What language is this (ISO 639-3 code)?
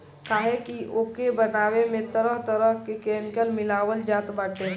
bho